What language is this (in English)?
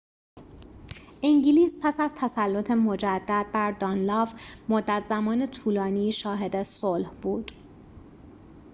Persian